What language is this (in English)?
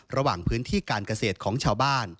Thai